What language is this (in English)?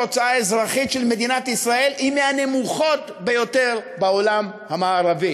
Hebrew